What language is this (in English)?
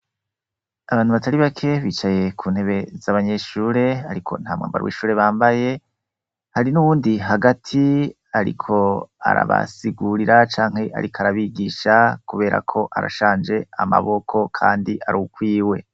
Rundi